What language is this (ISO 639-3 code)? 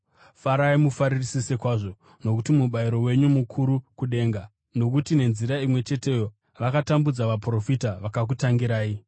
sna